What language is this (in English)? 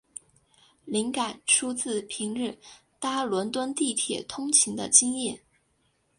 Chinese